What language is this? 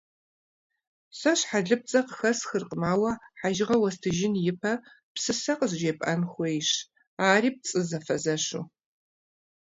Kabardian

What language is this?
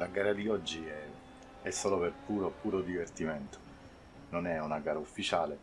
Italian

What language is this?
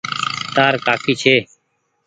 Goaria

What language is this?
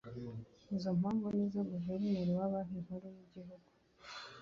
Kinyarwanda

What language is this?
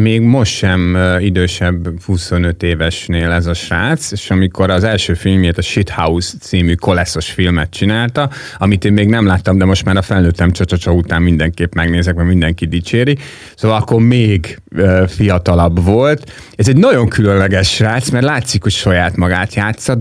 Hungarian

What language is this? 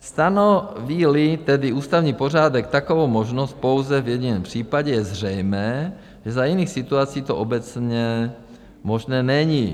Czech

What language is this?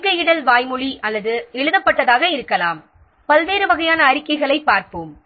Tamil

